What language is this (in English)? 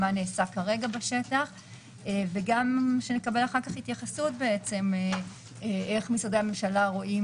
Hebrew